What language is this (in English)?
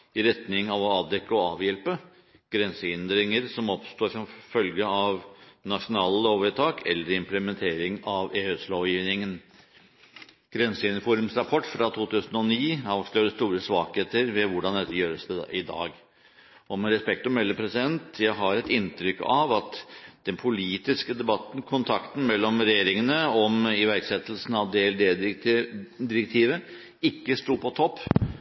Norwegian Bokmål